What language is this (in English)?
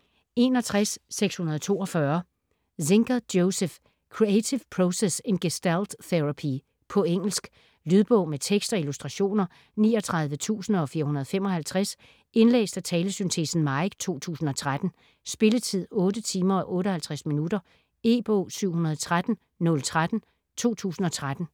Danish